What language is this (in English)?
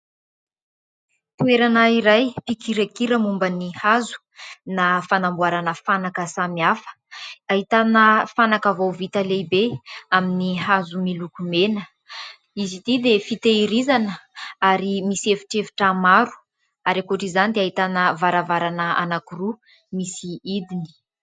Malagasy